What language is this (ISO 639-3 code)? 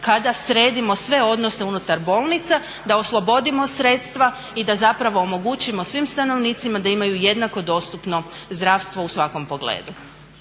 hrv